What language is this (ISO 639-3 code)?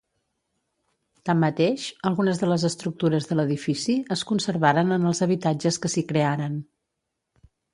cat